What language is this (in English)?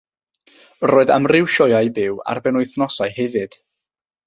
Welsh